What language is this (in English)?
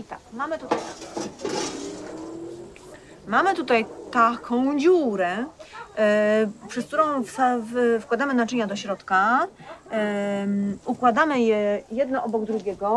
Polish